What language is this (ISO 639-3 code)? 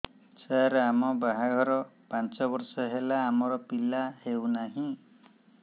ori